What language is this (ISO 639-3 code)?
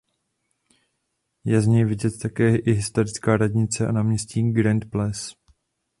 ces